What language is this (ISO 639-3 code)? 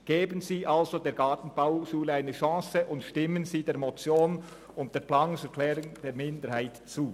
gsw